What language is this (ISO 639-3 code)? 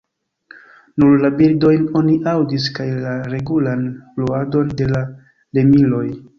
epo